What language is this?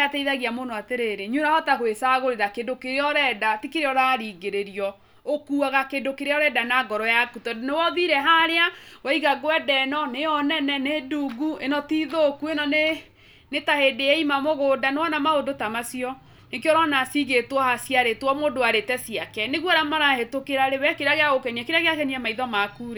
Kikuyu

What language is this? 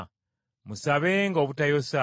Ganda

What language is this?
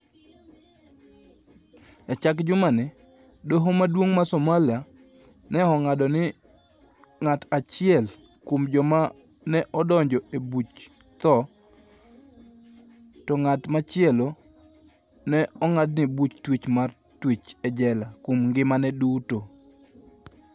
Luo (Kenya and Tanzania)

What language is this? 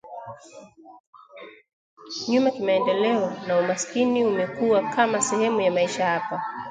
Swahili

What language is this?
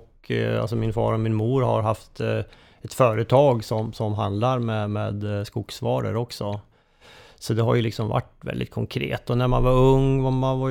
Swedish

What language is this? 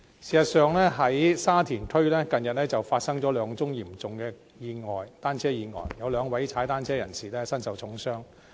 Cantonese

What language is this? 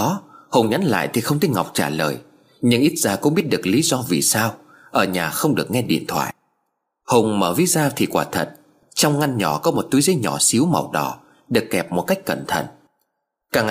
Vietnamese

